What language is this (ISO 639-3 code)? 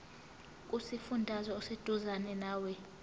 zul